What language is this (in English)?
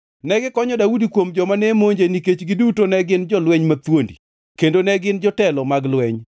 Luo (Kenya and Tanzania)